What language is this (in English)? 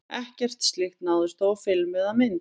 Icelandic